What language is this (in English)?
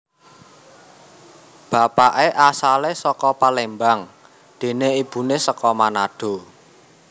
Javanese